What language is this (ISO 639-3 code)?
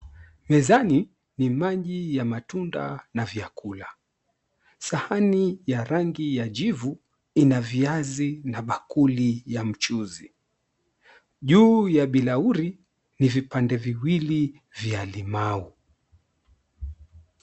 swa